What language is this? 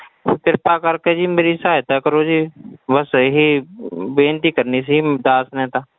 Punjabi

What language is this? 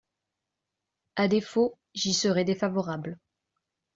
French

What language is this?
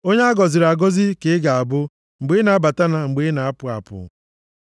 Igbo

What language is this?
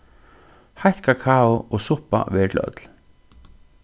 Faroese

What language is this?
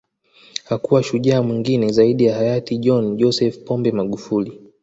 Swahili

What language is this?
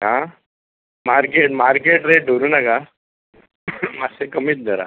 Konkani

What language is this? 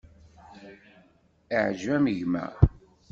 Kabyle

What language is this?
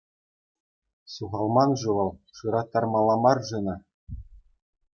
Chuvash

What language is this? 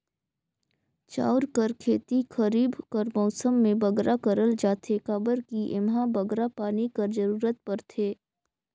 Chhattisgarhi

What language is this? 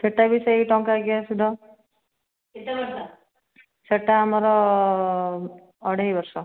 Odia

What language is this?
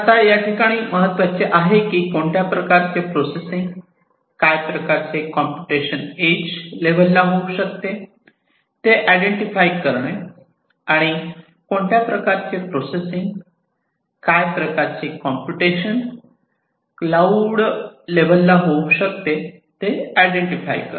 Marathi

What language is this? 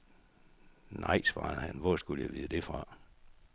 Danish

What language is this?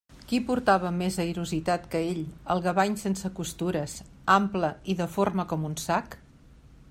Catalan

